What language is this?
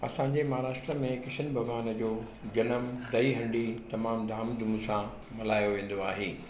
Sindhi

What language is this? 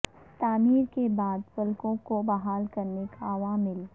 Urdu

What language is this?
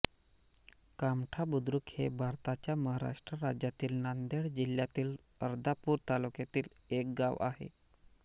Marathi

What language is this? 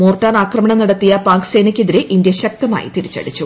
Malayalam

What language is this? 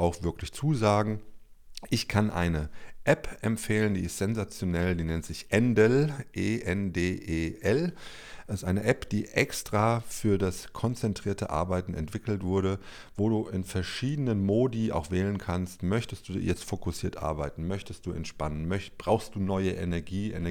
German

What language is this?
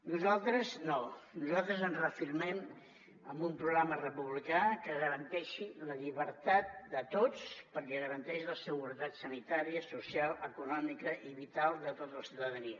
Catalan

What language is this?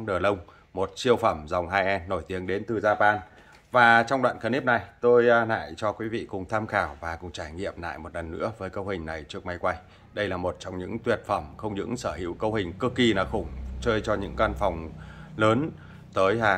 Vietnamese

